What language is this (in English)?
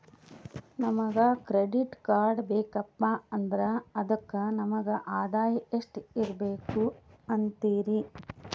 Kannada